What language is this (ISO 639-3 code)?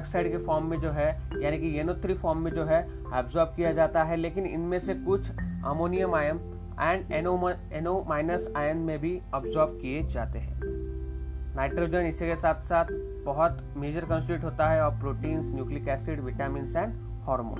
hin